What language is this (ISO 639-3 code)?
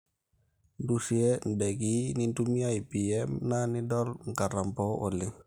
mas